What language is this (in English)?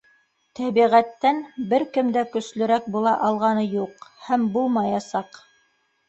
Bashkir